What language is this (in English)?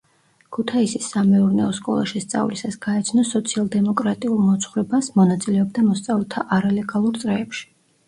Georgian